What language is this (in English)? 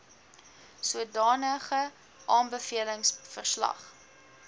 Afrikaans